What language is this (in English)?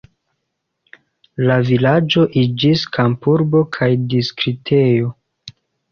Esperanto